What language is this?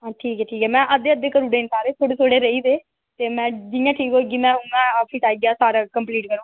Dogri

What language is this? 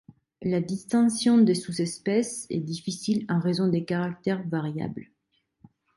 French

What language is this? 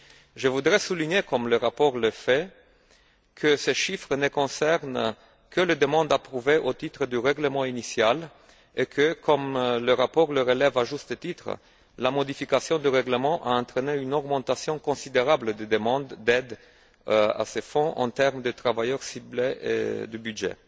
French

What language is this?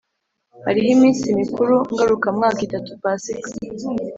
Kinyarwanda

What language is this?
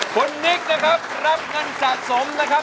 Thai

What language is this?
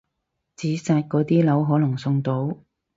Cantonese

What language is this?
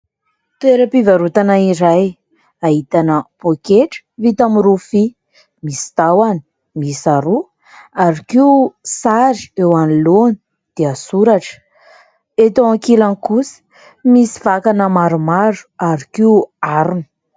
Malagasy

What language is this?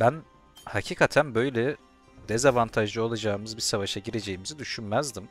Turkish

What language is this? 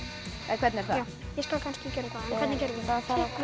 Icelandic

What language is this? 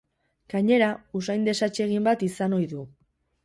Basque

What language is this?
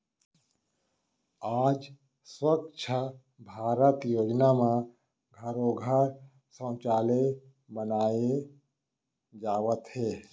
Chhattisgarhi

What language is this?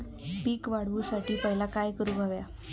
Marathi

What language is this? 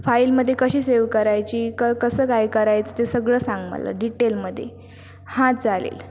Marathi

